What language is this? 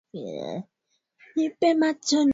Swahili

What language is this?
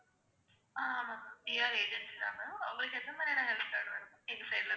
Tamil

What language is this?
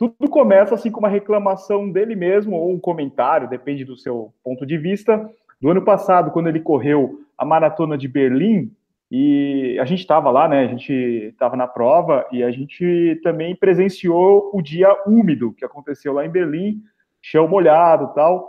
Portuguese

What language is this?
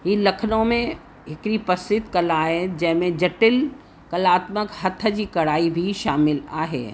Sindhi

